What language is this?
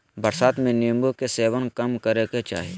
Magahi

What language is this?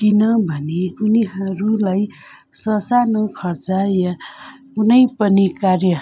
Nepali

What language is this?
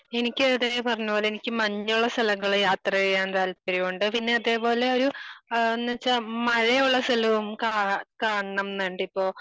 Malayalam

